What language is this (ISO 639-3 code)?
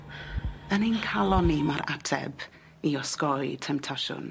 cym